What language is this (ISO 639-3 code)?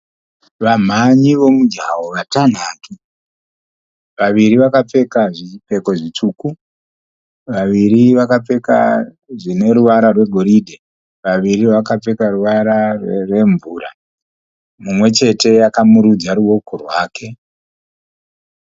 sna